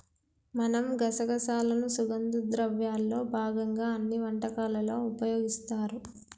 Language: Telugu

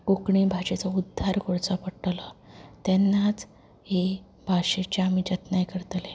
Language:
Konkani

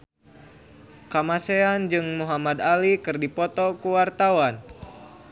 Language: Sundanese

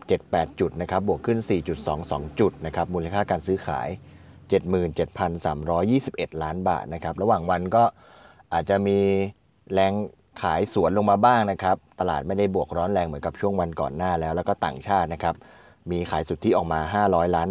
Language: Thai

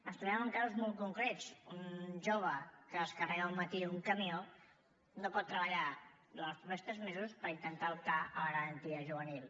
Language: Catalan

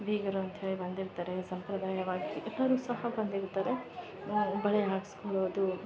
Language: Kannada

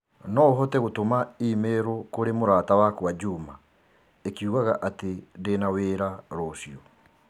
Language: Kikuyu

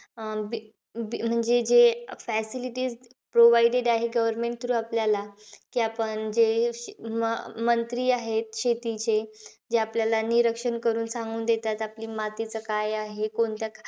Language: Marathi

